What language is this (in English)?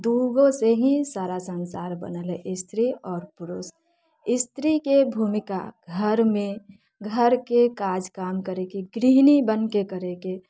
Maithili